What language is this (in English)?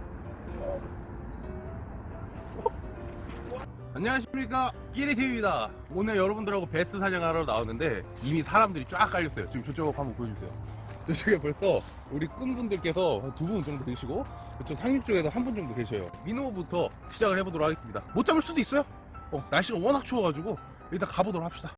Korean